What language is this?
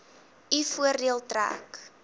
Afrikaans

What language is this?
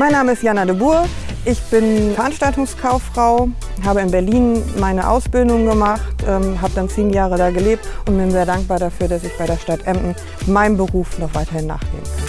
German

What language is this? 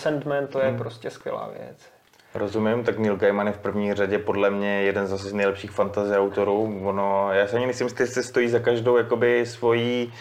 Czech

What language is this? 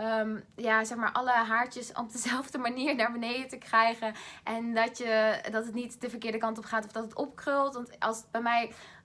Dutch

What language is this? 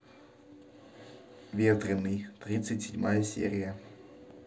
Russian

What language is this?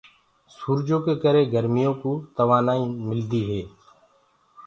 Gurgula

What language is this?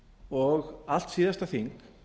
Icelandic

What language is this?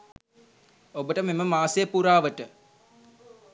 Sinhala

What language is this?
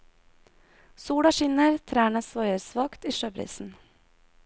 Norwegian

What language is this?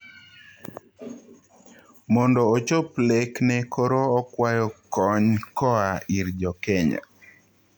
Luo (Kenya and Tanzania)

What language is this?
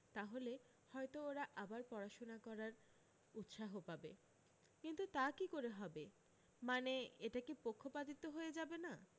Bangla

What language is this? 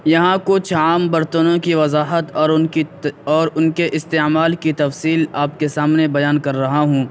Urdu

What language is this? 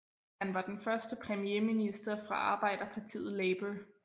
Danish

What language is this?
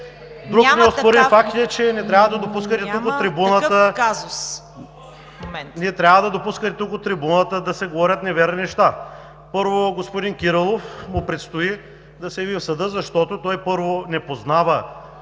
Bulgarian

